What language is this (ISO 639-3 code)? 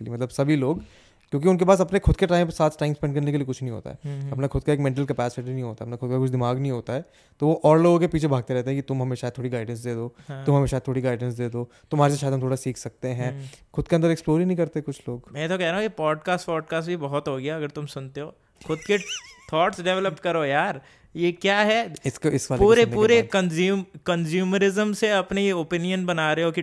hin